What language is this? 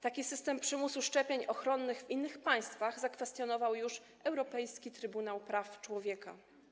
Polish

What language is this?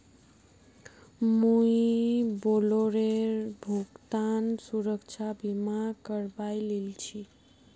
Magahi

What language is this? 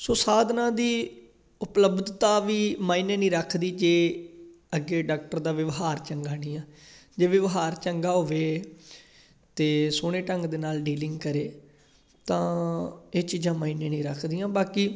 Punjabi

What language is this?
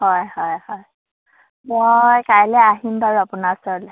Assamese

